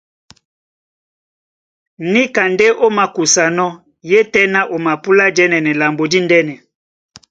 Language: Duala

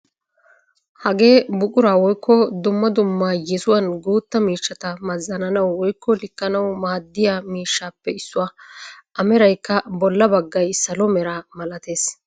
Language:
Wolaytta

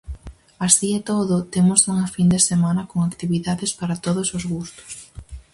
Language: Galician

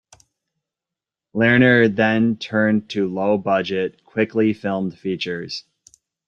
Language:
English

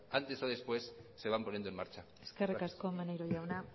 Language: Spanish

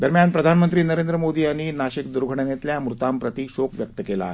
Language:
Marathi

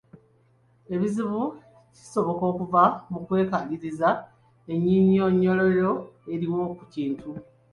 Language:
Ganda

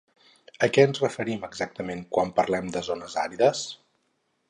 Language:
Catalan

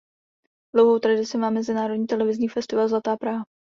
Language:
Czech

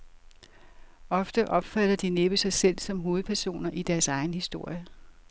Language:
Danish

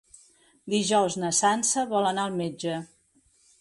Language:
Catalan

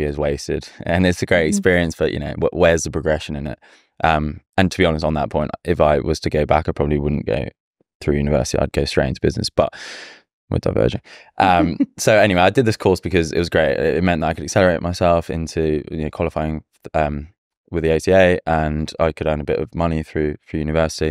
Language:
English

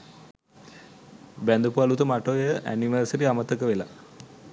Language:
Sinhala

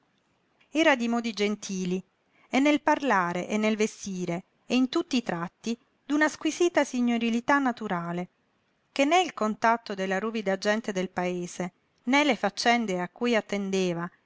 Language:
Italian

